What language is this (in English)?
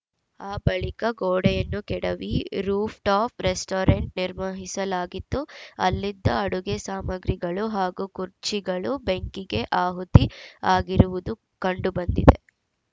Kannada